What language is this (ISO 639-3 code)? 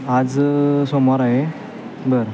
mar